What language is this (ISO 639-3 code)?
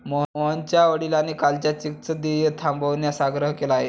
mar